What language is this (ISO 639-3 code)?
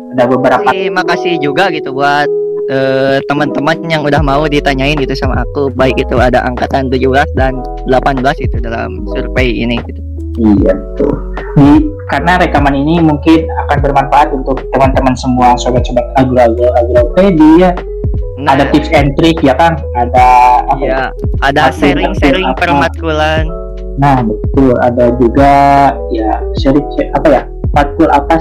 ind